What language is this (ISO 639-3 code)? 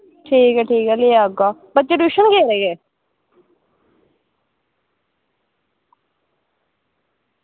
doi